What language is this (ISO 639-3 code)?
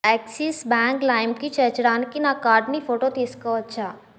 tel